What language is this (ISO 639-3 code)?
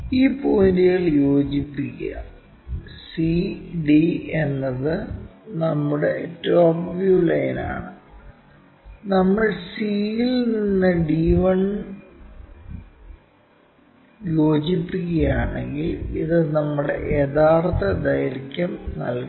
mal